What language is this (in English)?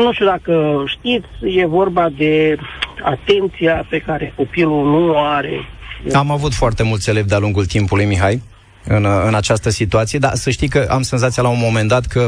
Romanian